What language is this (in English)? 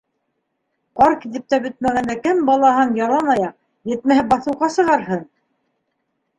Bashkir